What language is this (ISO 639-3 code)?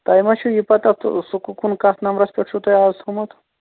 kas